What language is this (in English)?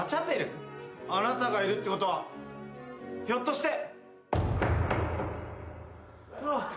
Japanese